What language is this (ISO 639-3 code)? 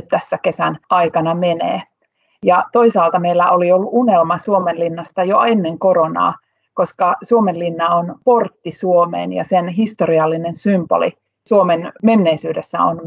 fin